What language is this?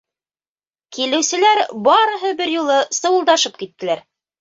Bashkir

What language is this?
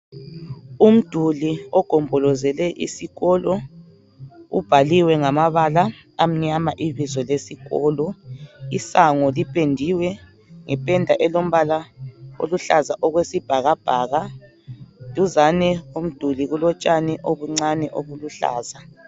North Ndebele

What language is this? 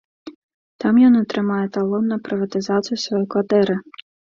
Belarusian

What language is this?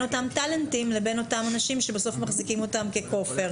Hebrew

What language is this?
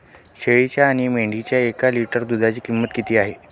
Marathi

